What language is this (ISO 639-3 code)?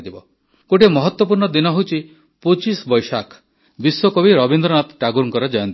ori